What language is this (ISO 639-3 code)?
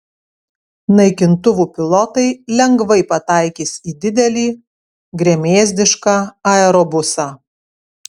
lit